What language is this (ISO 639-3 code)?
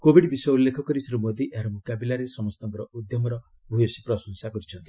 ori